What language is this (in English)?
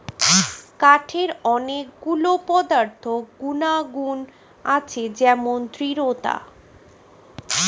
Bangla